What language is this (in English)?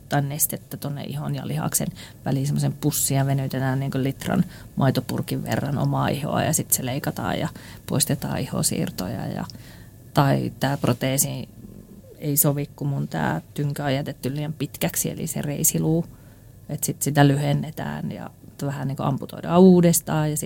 Finnish